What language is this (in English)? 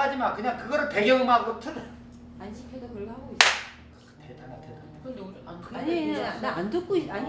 Korean